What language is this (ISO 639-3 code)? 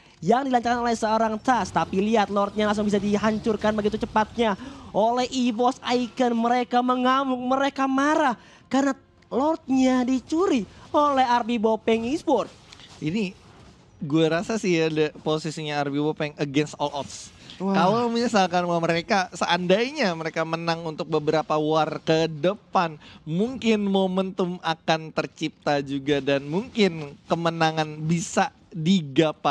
ind